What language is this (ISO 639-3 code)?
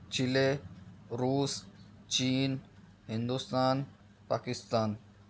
urd